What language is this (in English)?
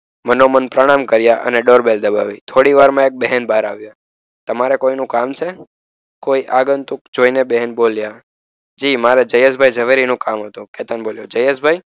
Gujarati